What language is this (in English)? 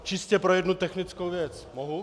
Czech